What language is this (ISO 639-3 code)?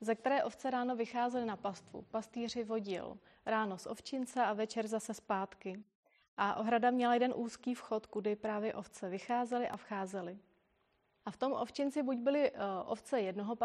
ces